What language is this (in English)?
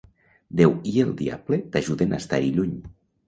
Catalan